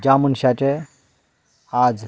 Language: Konkani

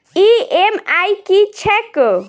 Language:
Maithili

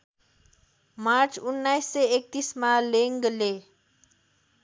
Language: Nepali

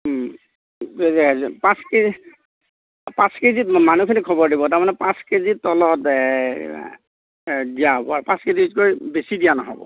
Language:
Assamese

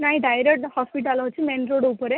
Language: Odia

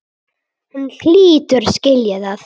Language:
Icelandic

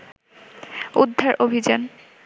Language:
Bangla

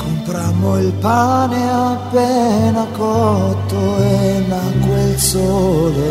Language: Italian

